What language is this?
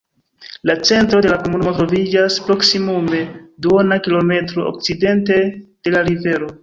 Esperanto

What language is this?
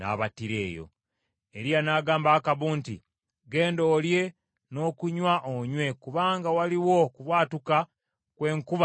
Ganda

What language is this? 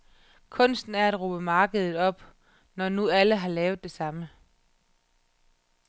Danish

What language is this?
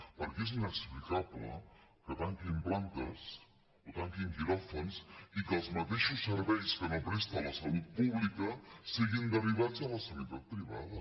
Catalan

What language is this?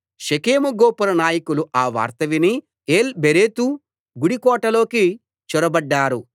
Telugu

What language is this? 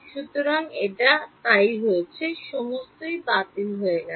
Bangla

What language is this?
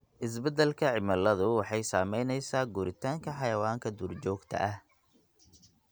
Somali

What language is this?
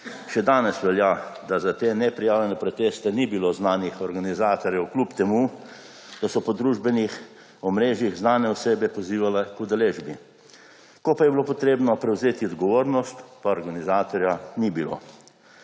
Slovenian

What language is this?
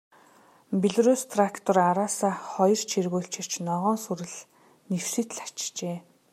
Mongolian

